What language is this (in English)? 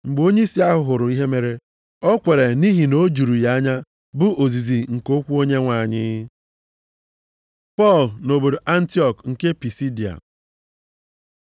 Igbo